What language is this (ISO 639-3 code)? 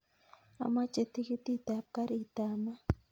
kln